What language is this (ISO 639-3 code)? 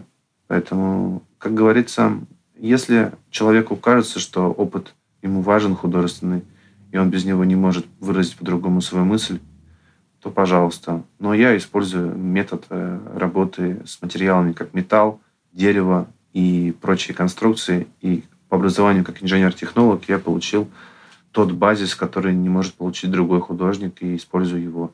rus